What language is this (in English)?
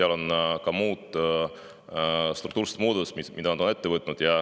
Estonian